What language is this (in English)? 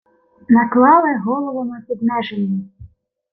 Ukrainian